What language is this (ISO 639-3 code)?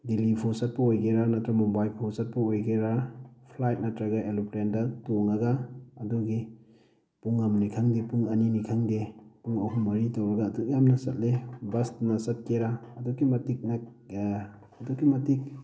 mni